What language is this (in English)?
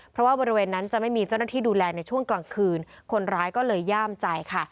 Thai